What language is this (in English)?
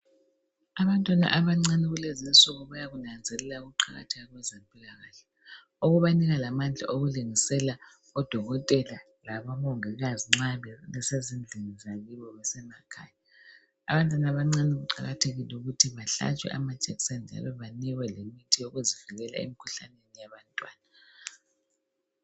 North Ndebele